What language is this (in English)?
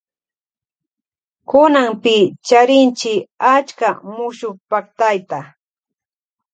Loja Highland Quichua